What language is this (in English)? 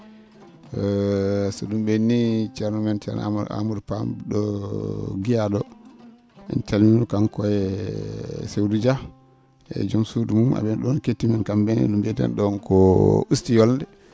Fula